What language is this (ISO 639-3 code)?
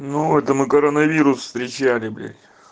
rus